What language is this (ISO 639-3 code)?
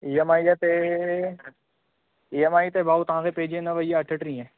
snd